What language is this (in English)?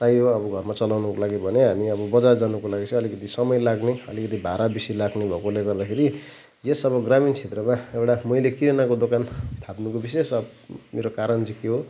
Nepali